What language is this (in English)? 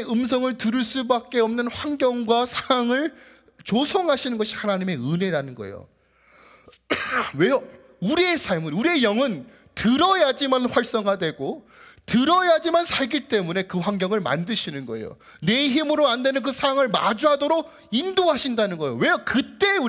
Korean